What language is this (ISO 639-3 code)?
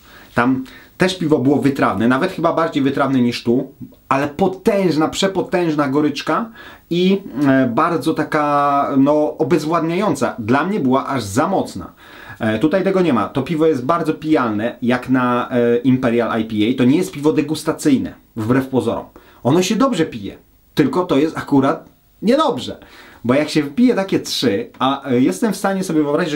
pol